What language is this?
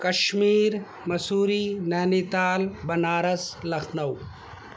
Urdu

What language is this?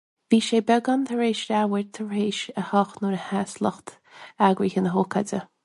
Irish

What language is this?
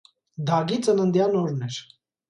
Armenian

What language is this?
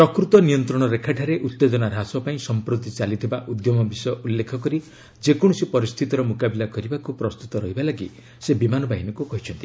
Odia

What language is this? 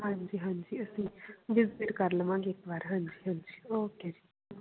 Punjabi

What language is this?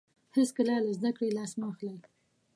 Pashto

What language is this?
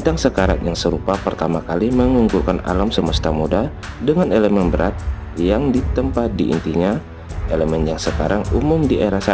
Indonesian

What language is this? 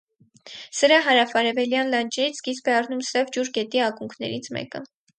Armenian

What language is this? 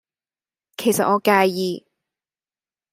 Cantonese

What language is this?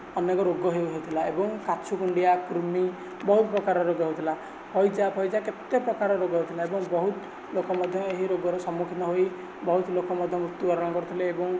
Odia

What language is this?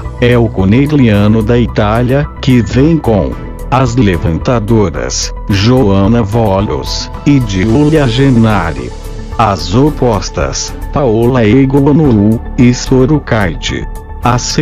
Portuguese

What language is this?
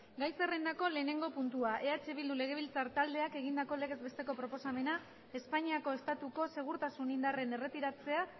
Basque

